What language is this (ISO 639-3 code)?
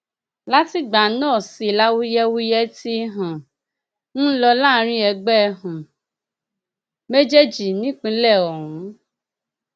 yor